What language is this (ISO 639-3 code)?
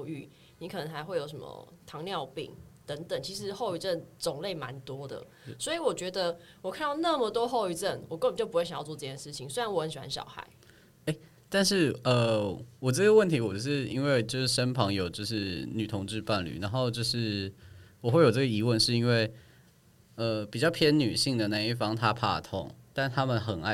zho